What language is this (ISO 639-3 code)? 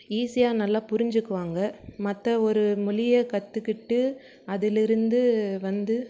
tam